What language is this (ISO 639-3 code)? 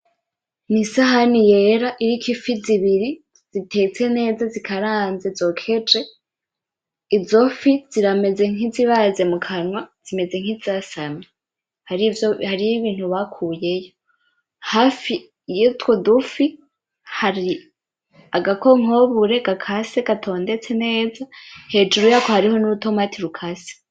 run